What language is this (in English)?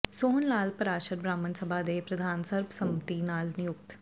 Punjabi